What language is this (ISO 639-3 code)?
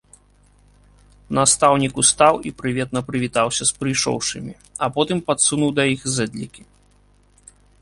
bel